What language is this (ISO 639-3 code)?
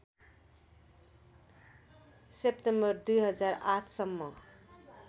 nep